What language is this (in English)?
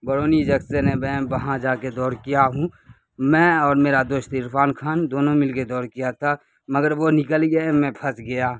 Urdu